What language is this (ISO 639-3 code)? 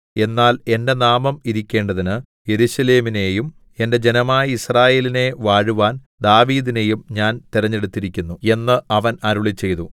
mal